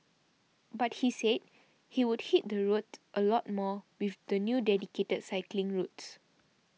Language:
English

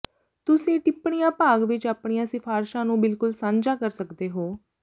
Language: Punjabi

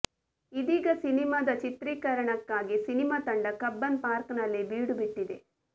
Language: Kannada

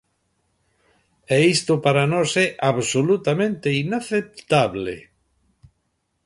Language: Galician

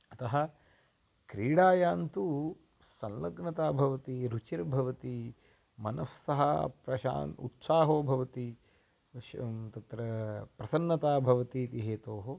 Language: Sanskrit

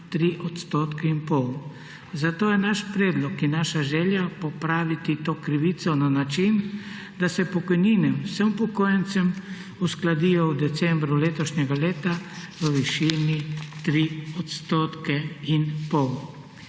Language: Slovenian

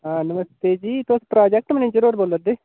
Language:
Dogri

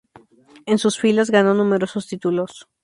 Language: Spanish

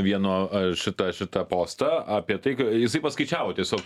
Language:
Lithuanian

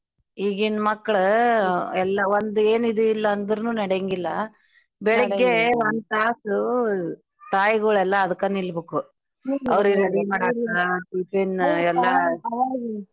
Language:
Kannada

